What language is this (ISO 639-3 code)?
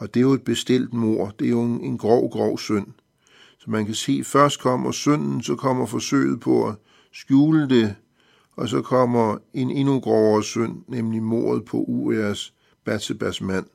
dan